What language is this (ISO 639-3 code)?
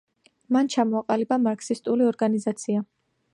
kat